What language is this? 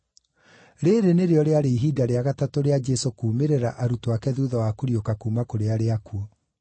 Kikuyu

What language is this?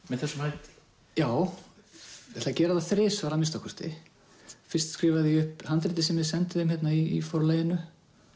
Icelandic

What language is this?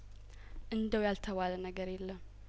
Amharic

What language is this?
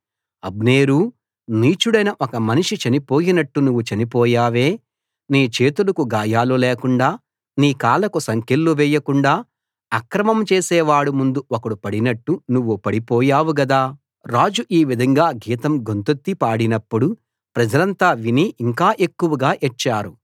Telugu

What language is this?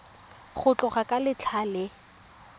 Tswana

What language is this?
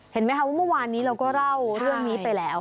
Thai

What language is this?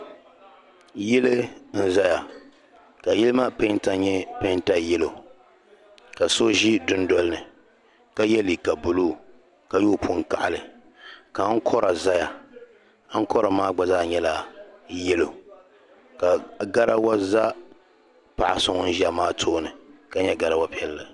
Dagbani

